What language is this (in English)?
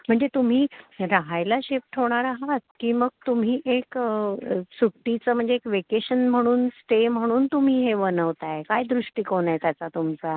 Marathi